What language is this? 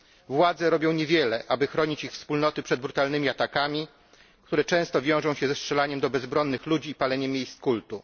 Polish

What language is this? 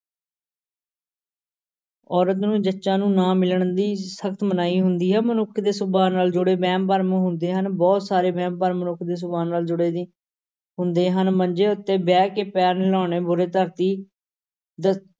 Punjabi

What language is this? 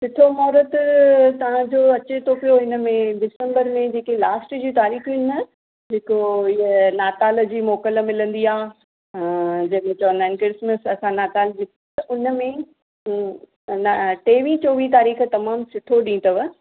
Sindhi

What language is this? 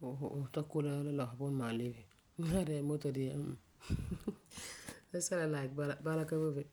Frafra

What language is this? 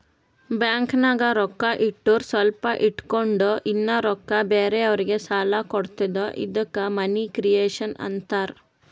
Kannada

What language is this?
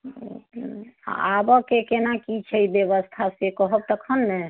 Maithili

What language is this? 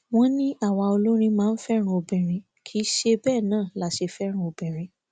Yoruba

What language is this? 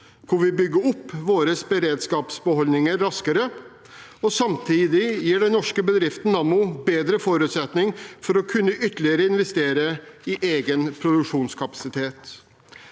Norwegian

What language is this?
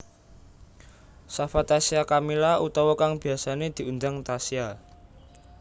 Javanese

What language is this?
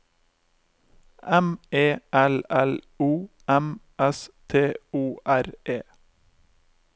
Norwegian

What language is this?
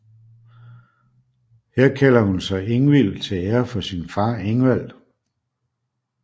Danish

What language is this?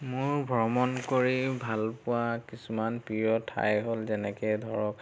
Assamese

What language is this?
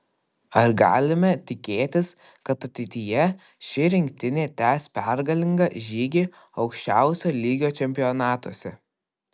Lithuanian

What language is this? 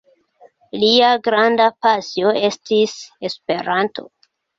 Esperanto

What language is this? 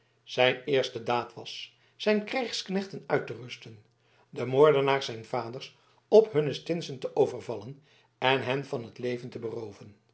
Dutch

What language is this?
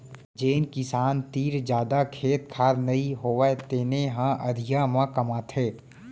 Chhattisgarhi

